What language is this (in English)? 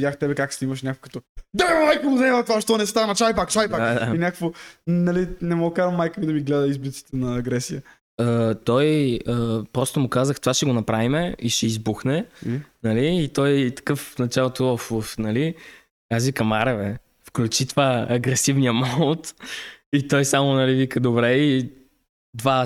Bulgarian